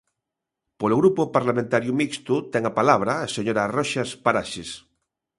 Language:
Galician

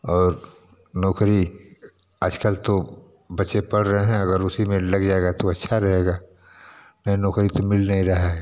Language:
Hindi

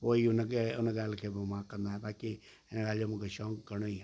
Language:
Sindhi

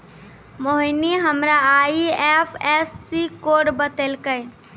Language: Maithili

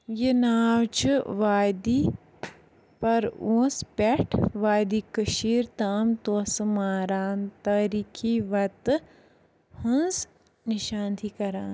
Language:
Kashmiri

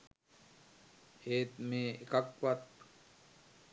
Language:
Sinhala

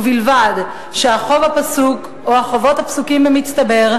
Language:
Hebrew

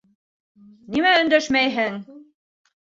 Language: Bashkir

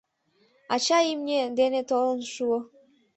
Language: Mari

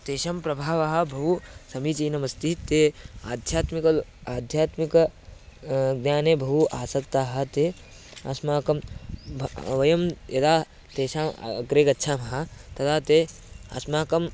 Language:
Sanskrit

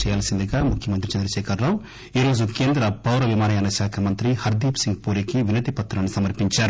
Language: Telugu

